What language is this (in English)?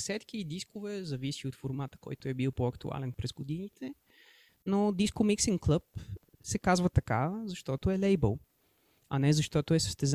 Bulgarian